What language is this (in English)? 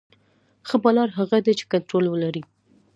Pashto